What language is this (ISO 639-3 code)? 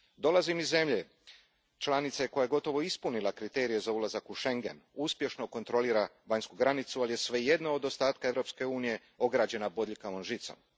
hrv